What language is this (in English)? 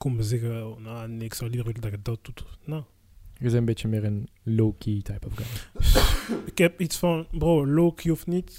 Dutch